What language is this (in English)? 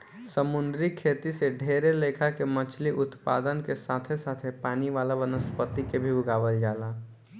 Bhojpuri